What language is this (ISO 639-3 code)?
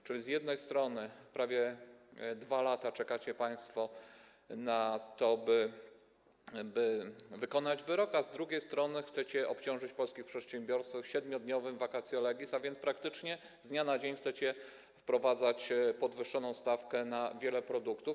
pol